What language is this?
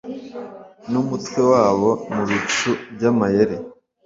Kinyarwanda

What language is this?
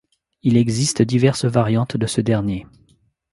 French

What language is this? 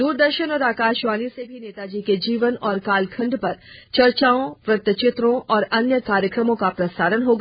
Hindi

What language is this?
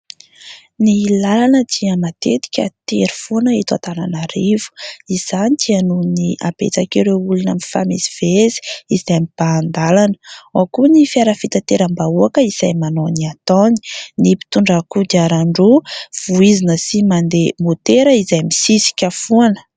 Malagasy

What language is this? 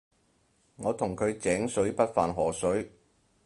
Cantonese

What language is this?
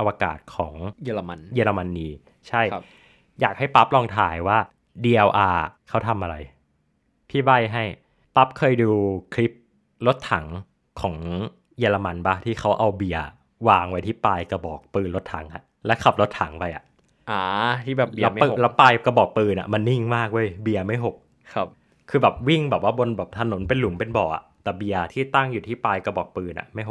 Thai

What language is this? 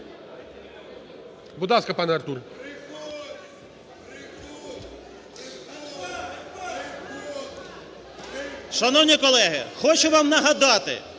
Ukrainian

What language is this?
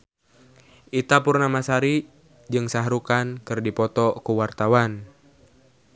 Sundanese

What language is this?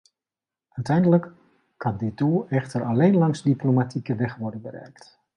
Dutch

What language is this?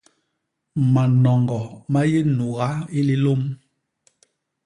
Basaa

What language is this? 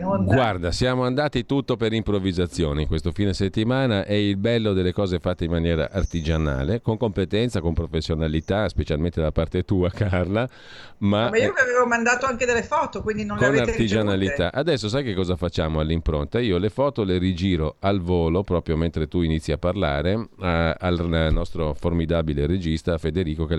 Italian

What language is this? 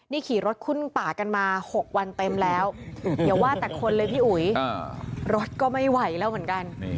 Thai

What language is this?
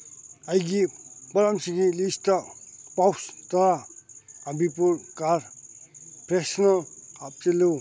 Manipuri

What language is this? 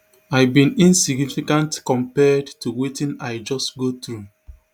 Nigerian Pidgin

